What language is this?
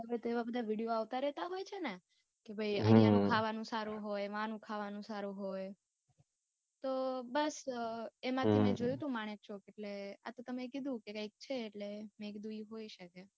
Gujarati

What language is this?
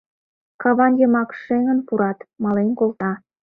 Mari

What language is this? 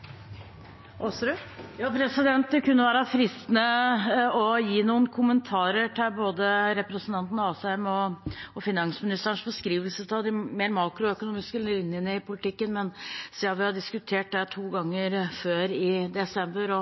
Norwegian Bokmål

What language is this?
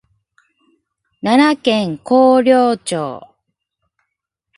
Japanese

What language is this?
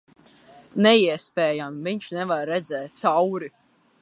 Latvian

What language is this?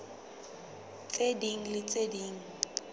Southern Sotho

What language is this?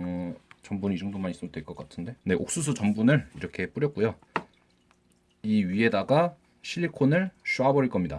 Korean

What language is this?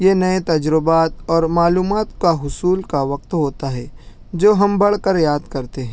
Urdu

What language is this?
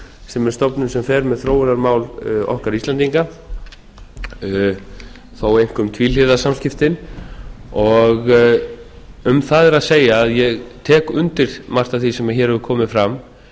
Icelandic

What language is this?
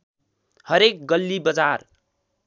Nepali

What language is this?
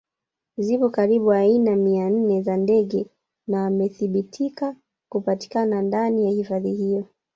Swahili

